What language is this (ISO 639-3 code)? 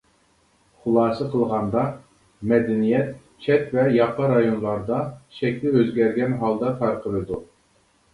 uig